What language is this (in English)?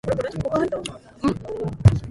Japanese